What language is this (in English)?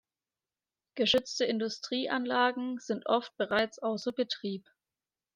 German